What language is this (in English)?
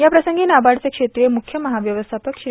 Marathi